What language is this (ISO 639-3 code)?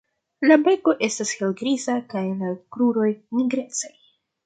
epo